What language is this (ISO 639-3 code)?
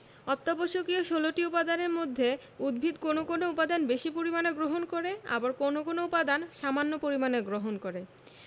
ben